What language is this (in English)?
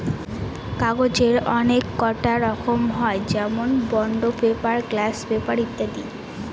Bangla